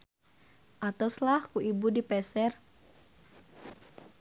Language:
Sundanese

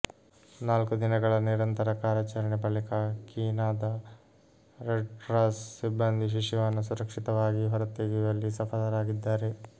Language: Kannada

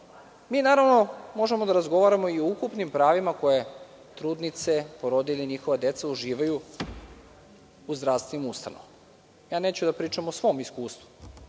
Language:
Serbian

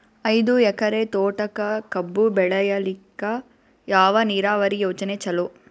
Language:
Kannada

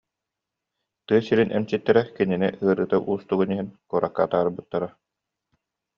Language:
Yakut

